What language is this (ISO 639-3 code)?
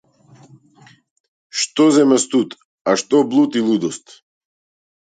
mkd